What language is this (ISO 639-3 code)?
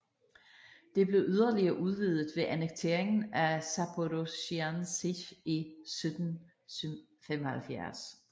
dan